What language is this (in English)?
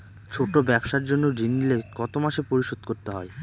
Bangla